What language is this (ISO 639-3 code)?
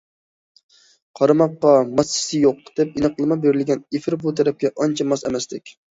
uig